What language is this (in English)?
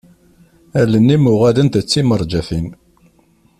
Kabyle